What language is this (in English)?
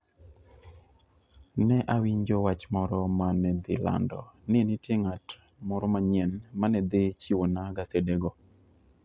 Luo (Kenya and Tanzania)